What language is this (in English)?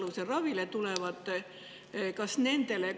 Estonian